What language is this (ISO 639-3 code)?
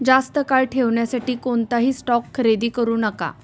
mar